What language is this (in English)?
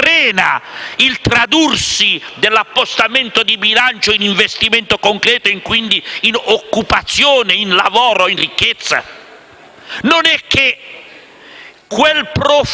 Italian